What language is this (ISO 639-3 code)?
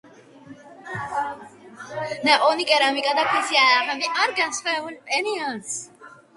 kat